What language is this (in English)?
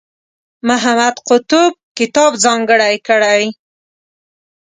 Pashto